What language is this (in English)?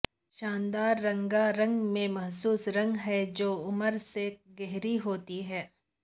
Urdu